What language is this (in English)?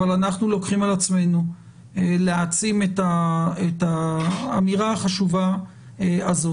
Hebrew